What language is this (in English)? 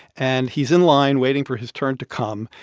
English